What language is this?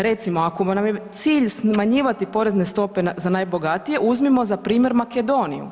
Croatian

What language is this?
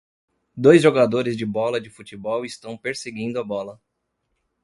Portuguese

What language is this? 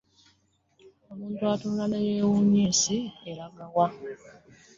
Ganda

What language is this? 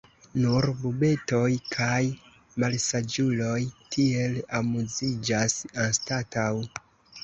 Esperanto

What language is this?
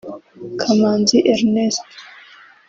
Kinyarwanda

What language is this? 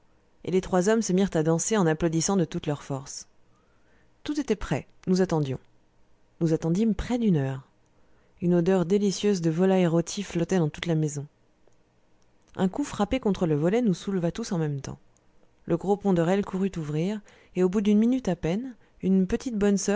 French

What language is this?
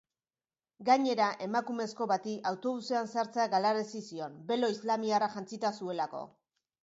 Basque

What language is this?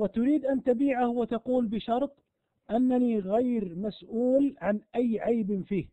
Arabic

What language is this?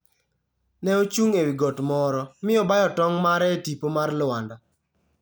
Luo (Kenya and Tanzania)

